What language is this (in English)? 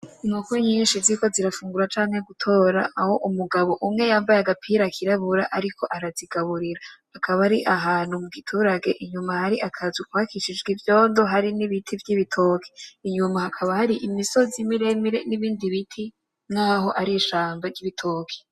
Rundi